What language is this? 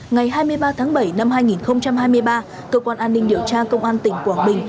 Vietnamese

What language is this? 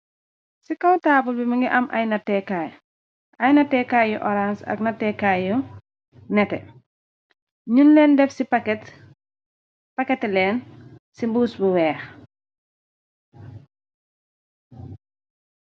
Wolof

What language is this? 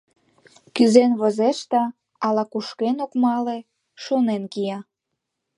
Mari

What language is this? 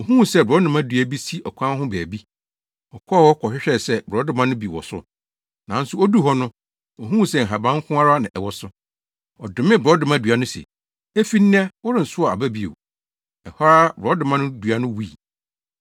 Akan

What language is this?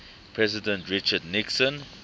English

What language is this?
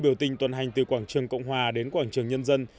Vietnamese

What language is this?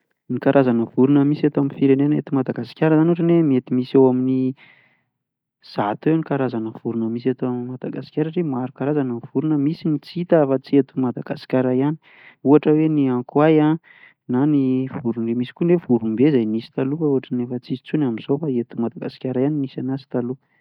Malagasy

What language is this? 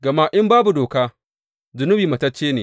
Hausa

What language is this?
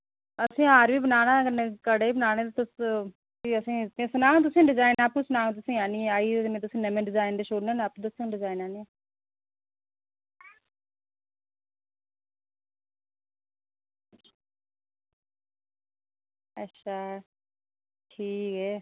Dogri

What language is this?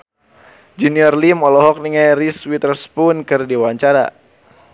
Sundanese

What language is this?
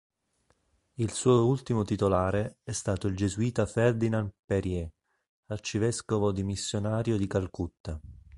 Italian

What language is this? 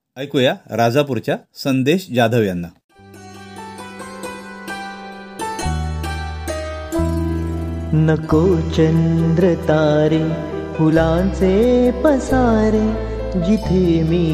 Marathi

